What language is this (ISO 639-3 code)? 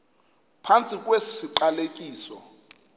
xho